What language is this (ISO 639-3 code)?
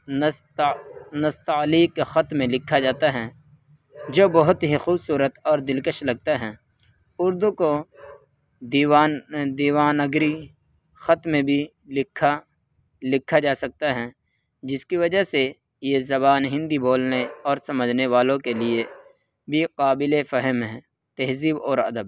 urd